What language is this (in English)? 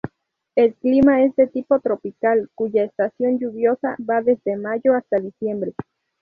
Spanish